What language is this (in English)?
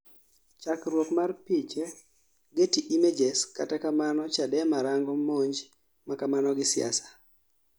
Luo (Kenya and Tanzania)